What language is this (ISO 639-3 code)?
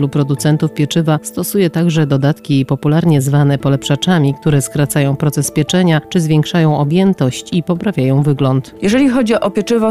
pol